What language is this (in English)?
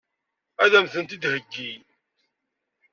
Kabyle